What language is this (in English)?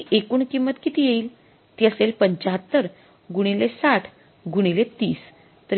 Marathi